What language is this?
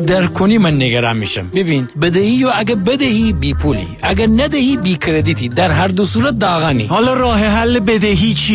Persian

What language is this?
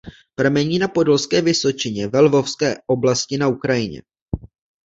Czech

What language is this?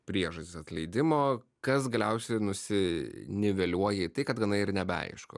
Lithuanian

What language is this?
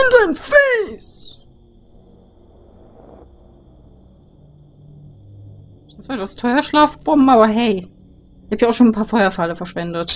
German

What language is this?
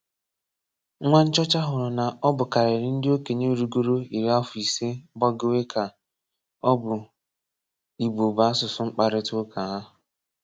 Igbo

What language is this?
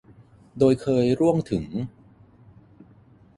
Thai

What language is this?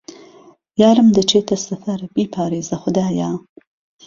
Central Kurdish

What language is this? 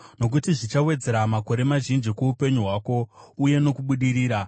Shona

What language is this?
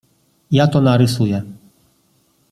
Polish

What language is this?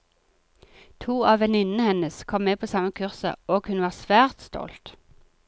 Norwegian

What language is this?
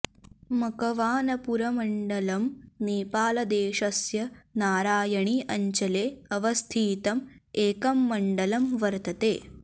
Sanskrit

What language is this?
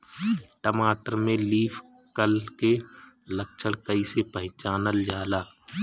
Bhojpuri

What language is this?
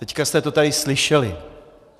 Czech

